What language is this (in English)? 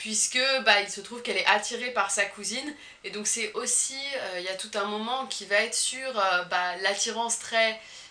French